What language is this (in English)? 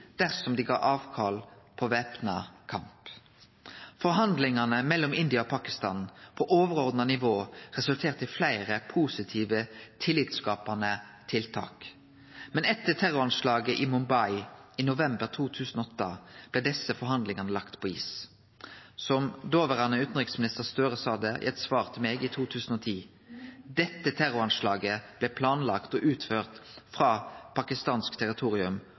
Norwegian Nynorsk